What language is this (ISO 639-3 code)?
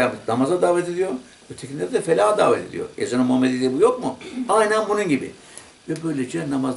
tur